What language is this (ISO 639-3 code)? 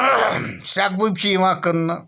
kas